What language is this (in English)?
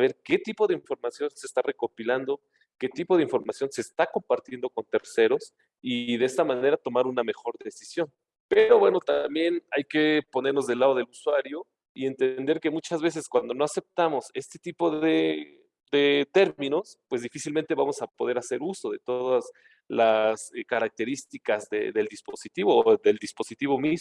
Spanish